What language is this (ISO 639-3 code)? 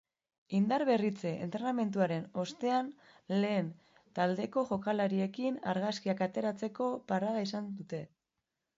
eus